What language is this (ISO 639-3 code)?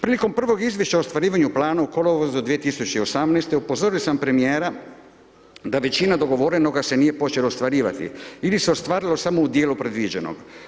hrv